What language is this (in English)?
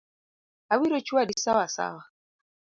Luo (Kenya and Tanzania)